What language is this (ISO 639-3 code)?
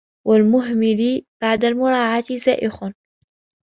ara